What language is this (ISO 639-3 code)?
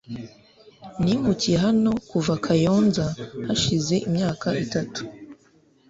kin